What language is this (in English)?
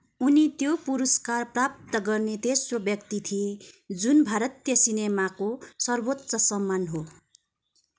Nepali